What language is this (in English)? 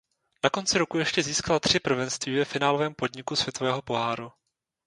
Czech